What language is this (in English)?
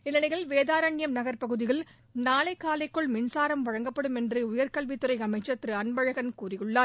Tamil